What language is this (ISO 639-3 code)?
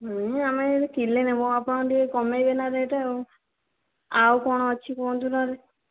ori